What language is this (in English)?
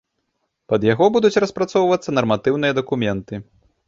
Belarusian